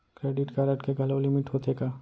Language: Chhattisgarhi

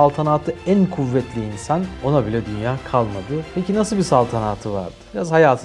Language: Turkish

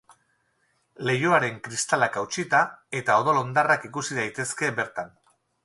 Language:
Basque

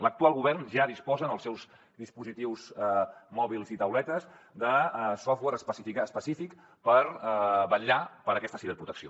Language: Catalan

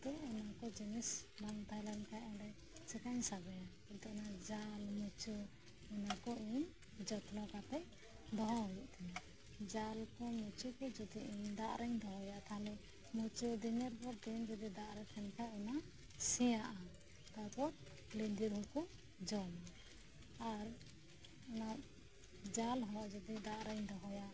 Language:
Santali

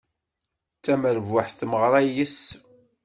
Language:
Kabyle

